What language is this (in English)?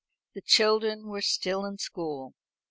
English